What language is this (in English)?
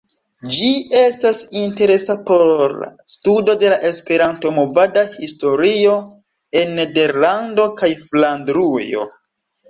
Esperanto